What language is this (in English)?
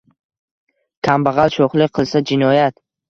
Uzbek